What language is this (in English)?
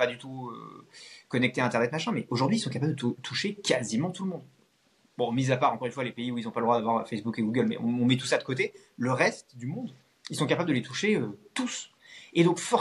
French